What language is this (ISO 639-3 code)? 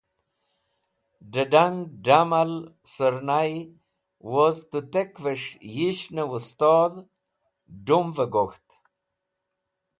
wbl